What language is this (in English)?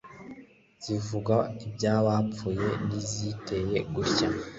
Kinyarwanda